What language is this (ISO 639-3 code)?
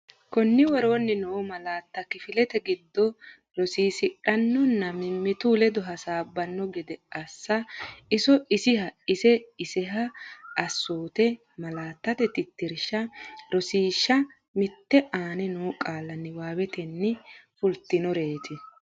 sid